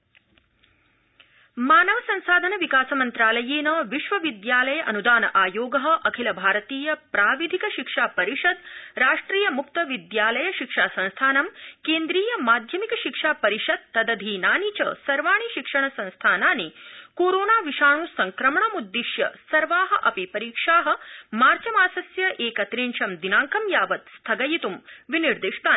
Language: Sanskrit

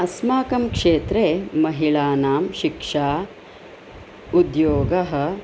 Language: Sanskrit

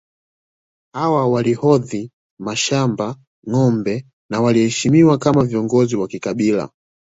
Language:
Swahili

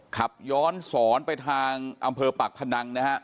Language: Thai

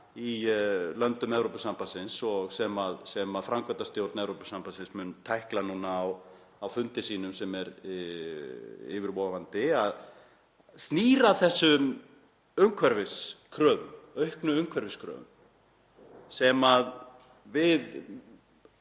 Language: Icelandic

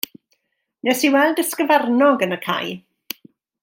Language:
Welsh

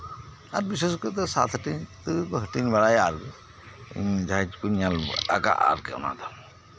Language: Santali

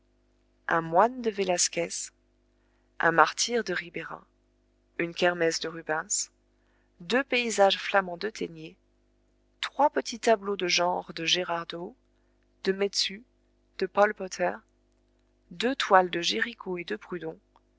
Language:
French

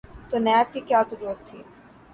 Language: Urdu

